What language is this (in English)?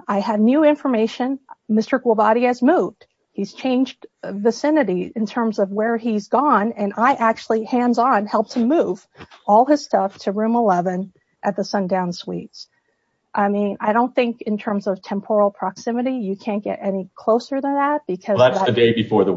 English